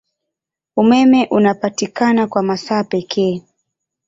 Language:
Swahili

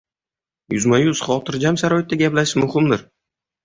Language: Uzbek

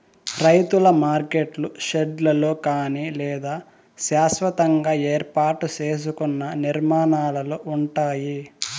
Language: Telugu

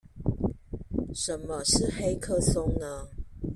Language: Chinese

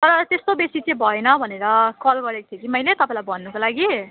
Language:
Nepali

